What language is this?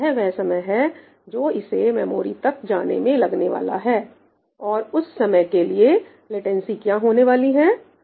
Hindi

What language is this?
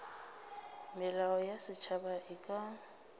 Northern Sotho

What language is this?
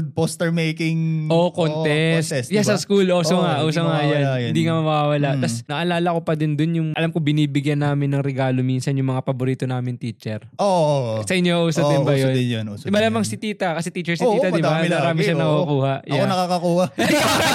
Filipino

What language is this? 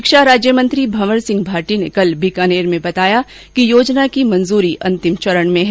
Hindi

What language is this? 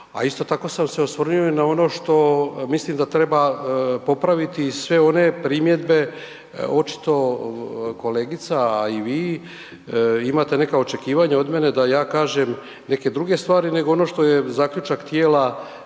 Croatian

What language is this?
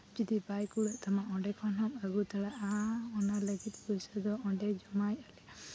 Santali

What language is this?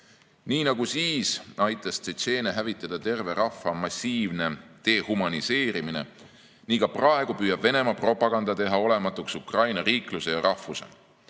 Estonian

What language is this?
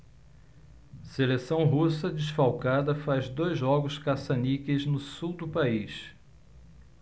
Portuguese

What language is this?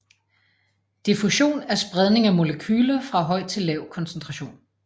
Danish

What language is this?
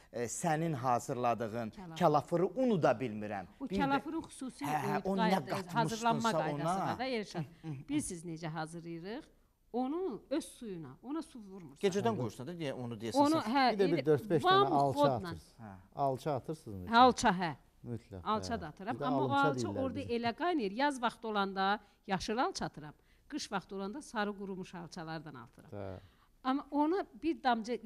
Turkish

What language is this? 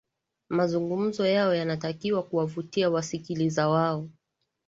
Swahili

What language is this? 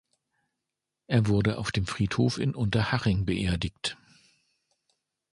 German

